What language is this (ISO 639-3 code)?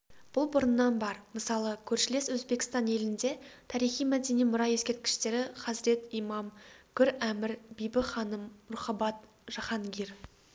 kaz